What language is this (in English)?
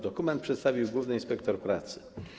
Polish